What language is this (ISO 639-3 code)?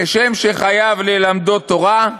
heb